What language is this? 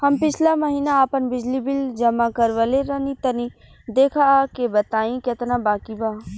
Bhojpuri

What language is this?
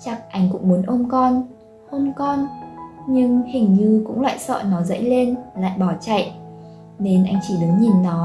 Vietnamese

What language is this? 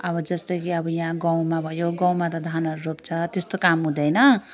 Nepali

